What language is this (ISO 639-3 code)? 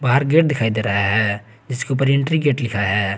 hin